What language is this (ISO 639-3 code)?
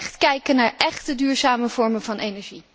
nld